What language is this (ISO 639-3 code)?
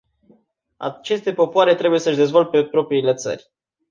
ron